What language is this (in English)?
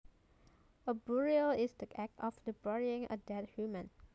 Javanese